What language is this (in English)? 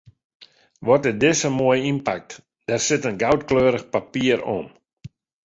Western Frisian